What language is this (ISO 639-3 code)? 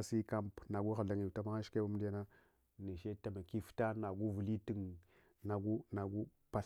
hwo